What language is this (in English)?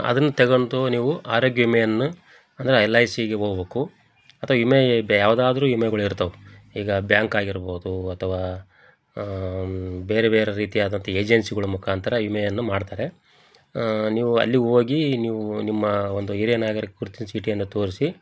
Kannada